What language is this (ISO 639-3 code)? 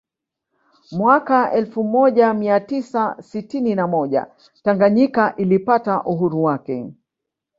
swa